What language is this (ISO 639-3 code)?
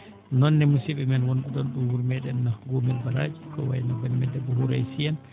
ful